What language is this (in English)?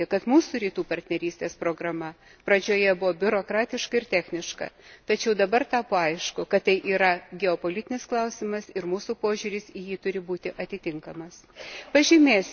Lithuanian